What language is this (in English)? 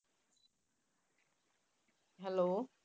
Punjabi